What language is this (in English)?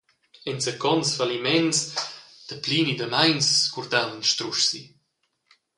Romansh